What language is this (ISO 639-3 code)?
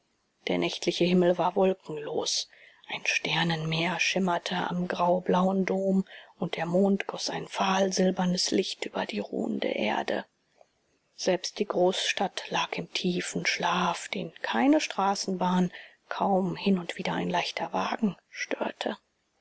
deu